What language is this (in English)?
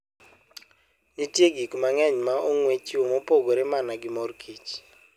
Luo (Kenya and Tanzania)